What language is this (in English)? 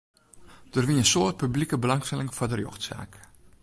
Western Frisian